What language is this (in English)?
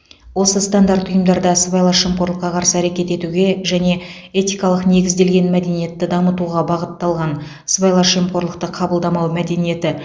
Kazakh